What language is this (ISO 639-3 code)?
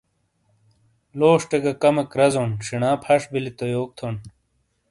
scl